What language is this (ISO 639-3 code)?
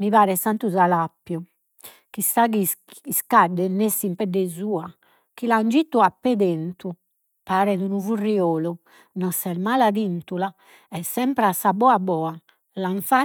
srd